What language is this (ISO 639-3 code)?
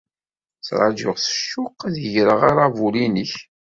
kab